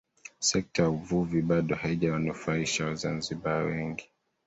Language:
Swahili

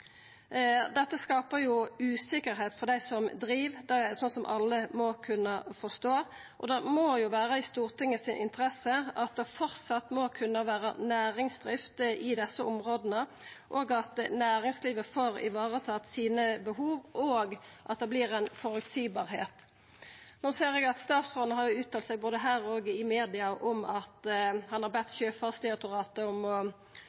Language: Norwegian Nynorsk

